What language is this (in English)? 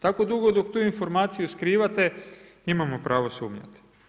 Croatian